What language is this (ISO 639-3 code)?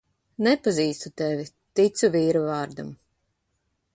lav